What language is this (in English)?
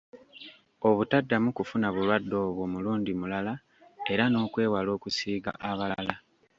Ganda